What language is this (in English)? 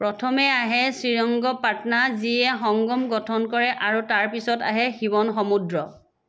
Assamese